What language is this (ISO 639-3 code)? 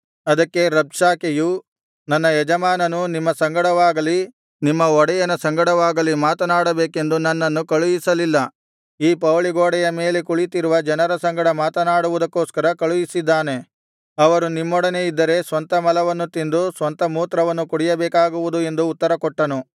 kan